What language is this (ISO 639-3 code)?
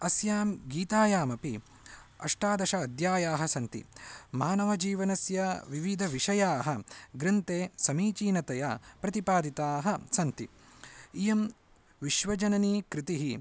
san